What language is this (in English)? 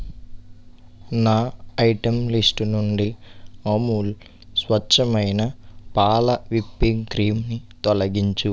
Telugu